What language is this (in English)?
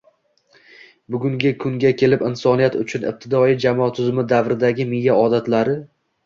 Uzbek